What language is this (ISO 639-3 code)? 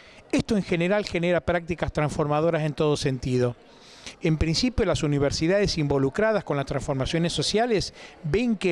spa